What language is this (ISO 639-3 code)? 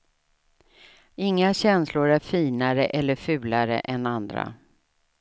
swe